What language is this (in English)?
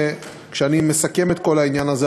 Hebrew